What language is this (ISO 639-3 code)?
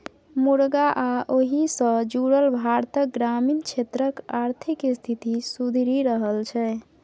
mai